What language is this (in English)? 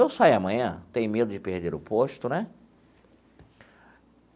Portuguese